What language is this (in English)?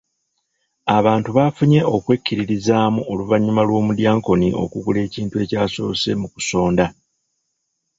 Ganda